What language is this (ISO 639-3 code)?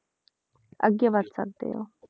pan